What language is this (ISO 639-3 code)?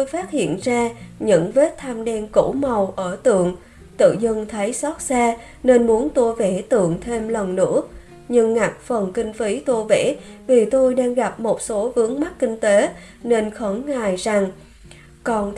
vie